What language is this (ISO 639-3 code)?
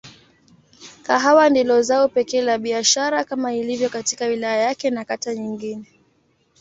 swa